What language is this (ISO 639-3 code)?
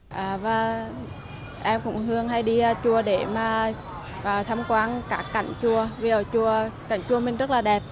vie